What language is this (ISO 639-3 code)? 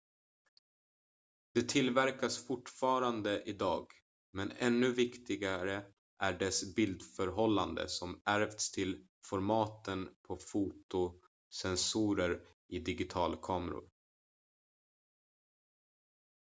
swe